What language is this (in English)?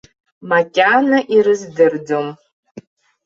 Abkhazian